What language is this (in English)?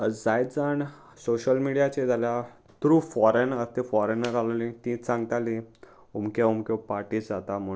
Konkani